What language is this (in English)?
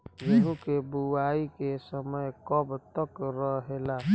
Bhojpuri